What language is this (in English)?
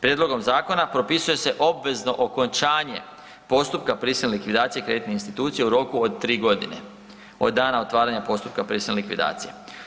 Croatian